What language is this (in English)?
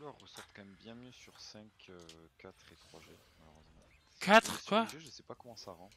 French